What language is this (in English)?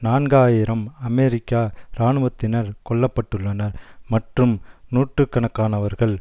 Tamil